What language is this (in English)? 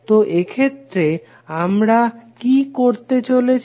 Bangla